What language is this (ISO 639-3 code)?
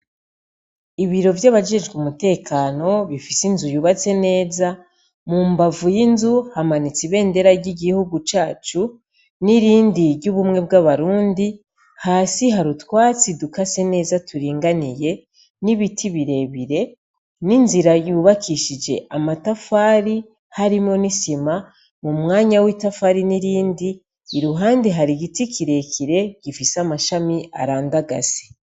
run